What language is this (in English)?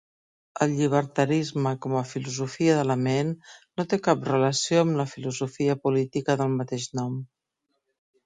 Catalan